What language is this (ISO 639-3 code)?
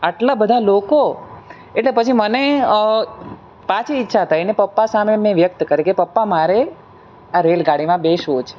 guj